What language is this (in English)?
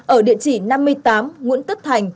Vietnamese